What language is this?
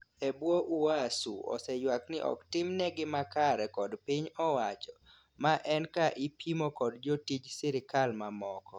Luo (Kenya and Tanzania)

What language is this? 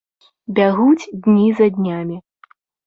Belarusian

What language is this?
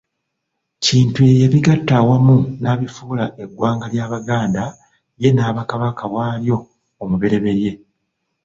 Ganda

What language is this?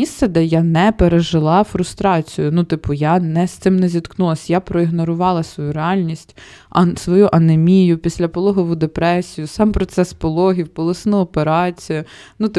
Ukrainian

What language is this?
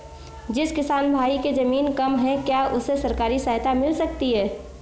Hindi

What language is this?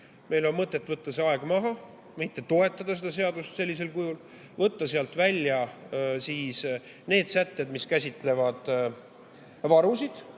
Estonian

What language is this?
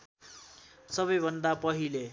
Nepali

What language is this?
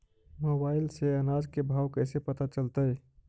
Magahi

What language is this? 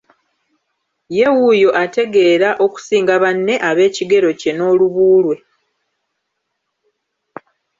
Ganda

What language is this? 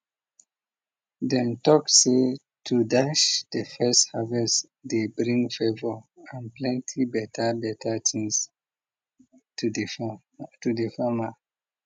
Nigerian Pidgin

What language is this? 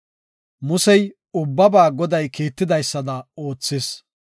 Gofa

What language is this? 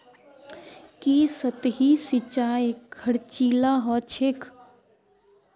Magahi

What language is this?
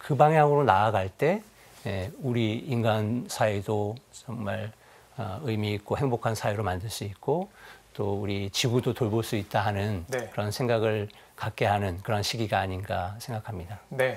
Korean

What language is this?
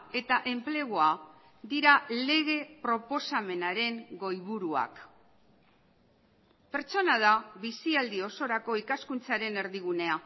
Basque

